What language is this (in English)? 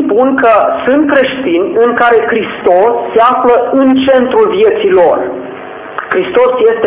Romanian